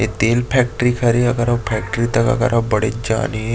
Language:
Chhattisgarhi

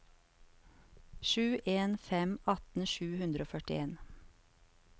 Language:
Norwegian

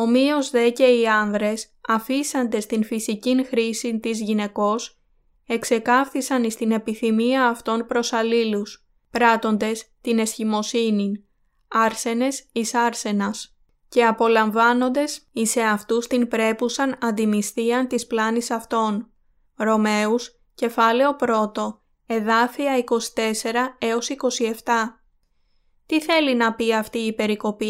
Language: Greek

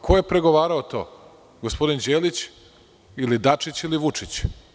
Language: Serbian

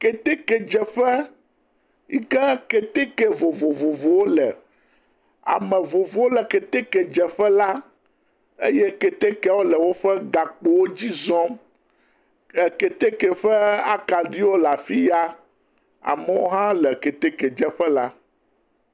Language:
Ewe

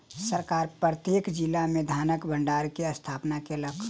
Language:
Maithili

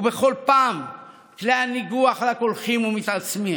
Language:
Hebrew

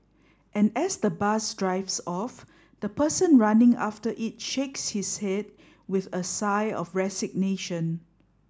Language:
English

